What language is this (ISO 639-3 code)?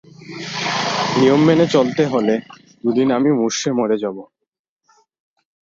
ben